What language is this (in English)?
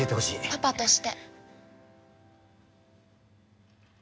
Japanese